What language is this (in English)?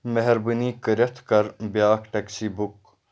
Kashmiri